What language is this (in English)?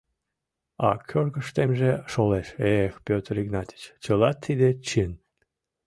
Mari